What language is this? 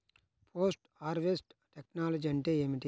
Telugu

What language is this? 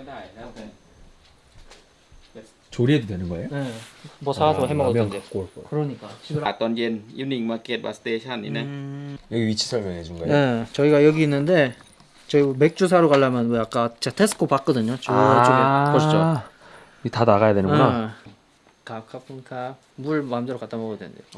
Korean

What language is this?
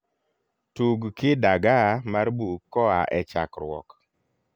Luo (Kenya and Tanzania)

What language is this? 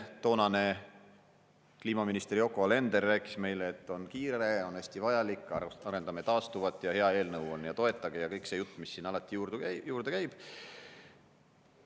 Estonian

